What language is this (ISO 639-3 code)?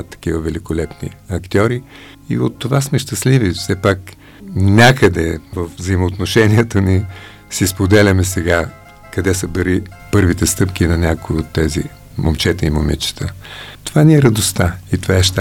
bul